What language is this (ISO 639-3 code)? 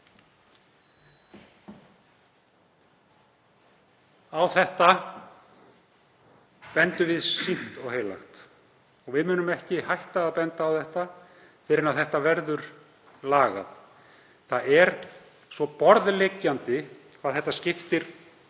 isl